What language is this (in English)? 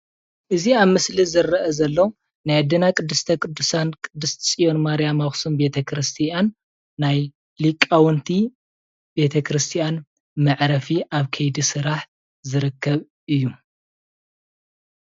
Tigrinya